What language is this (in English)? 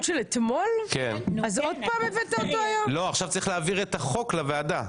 Hebrew